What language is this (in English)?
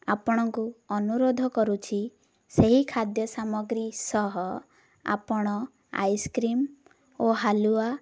Odia